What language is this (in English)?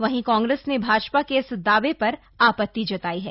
Hindi